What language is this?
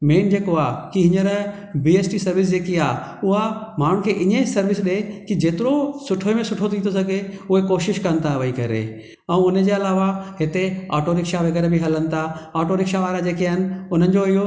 Sindhi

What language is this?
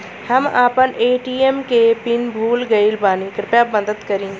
Bhojpuri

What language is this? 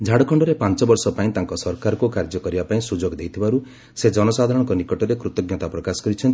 Odia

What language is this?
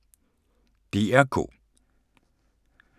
Danish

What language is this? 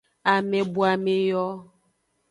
Aja (Benin)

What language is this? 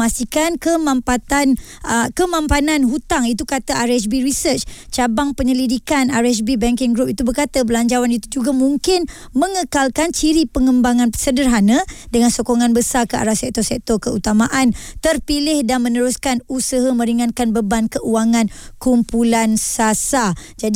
Malay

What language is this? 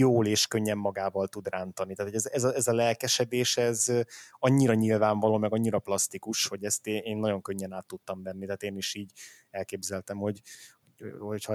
Hungarian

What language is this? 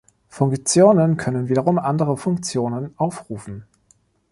German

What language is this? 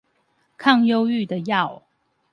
Chinese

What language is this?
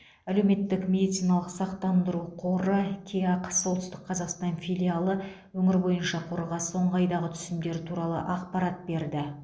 Kazakh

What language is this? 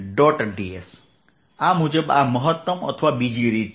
Gujarati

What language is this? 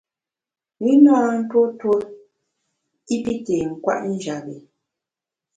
Bamun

